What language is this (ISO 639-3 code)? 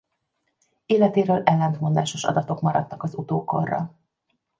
hun